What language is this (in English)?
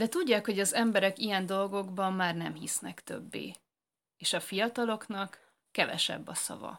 Hungarian